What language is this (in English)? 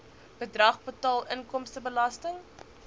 Afrikaans